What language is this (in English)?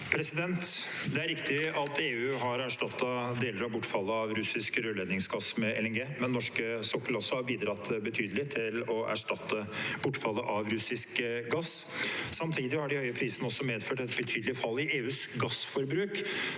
Norwegian